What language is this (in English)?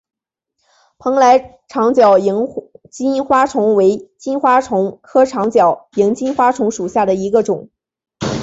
Chinese